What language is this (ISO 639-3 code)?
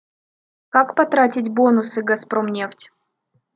rus